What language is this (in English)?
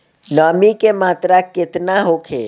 Bhojpuri